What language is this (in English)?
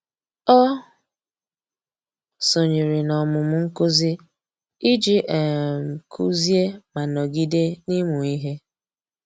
Igbo